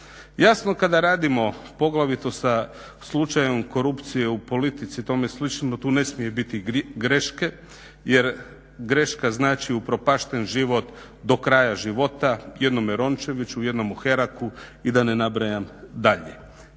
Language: Croatian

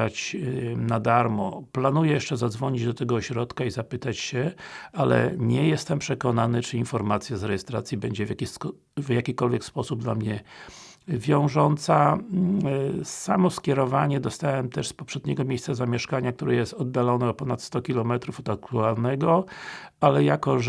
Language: Polish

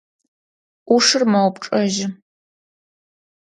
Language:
Adyghe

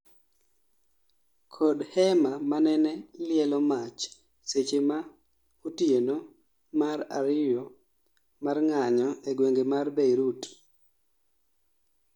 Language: Luo (Kenya and Tanzania)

